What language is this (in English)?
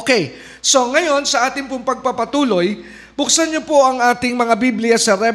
Filipino